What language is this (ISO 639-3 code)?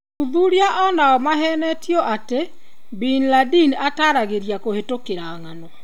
kik